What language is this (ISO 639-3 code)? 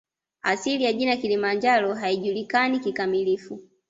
swa